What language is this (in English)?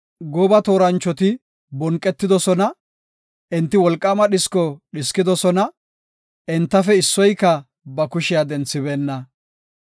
Gofa